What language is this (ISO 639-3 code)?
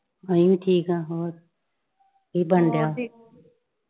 pan